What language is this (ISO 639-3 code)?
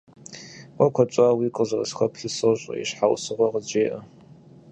kbd